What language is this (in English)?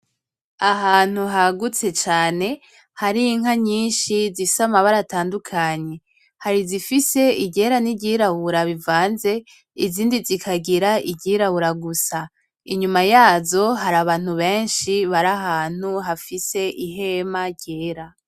Rundi